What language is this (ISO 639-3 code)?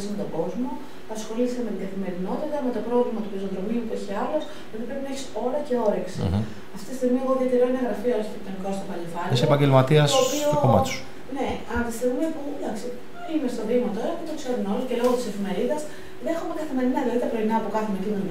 ell